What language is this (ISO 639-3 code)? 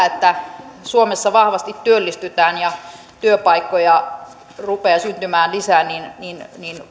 fin